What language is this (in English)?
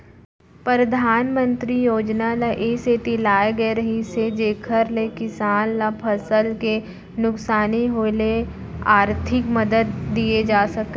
Chhattisgarhi